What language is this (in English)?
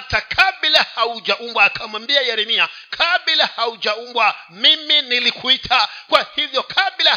Swahili